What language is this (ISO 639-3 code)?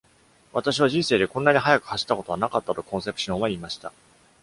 jpn